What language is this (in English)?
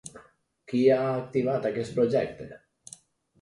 Catalan